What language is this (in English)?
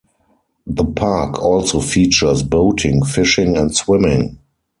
English